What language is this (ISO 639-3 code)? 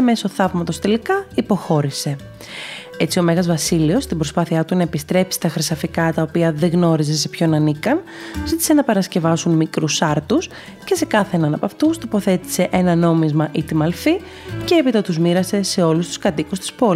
ell